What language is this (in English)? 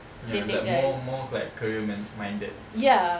English